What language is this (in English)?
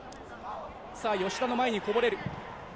Japanese